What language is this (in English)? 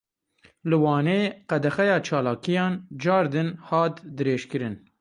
Kurdish